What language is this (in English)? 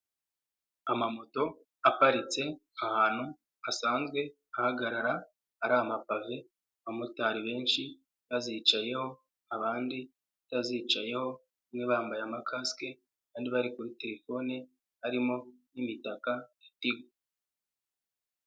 Kinyarwanda